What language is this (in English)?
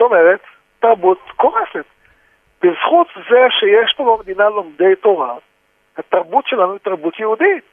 Hebrew